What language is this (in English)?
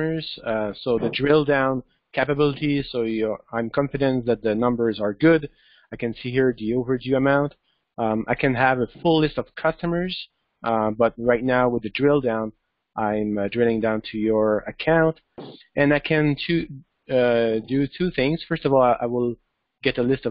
English